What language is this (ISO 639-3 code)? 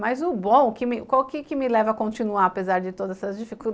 por